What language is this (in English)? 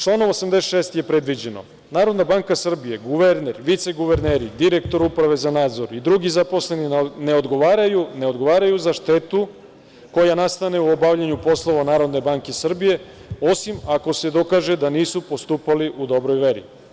Serbian